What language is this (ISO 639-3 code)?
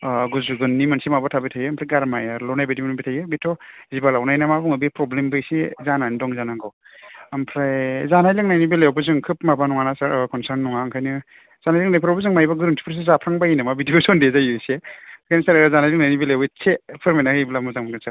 brx